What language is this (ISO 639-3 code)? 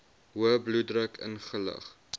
afr